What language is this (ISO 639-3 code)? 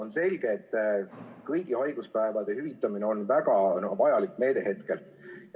est